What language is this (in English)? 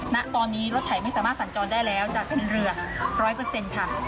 Thai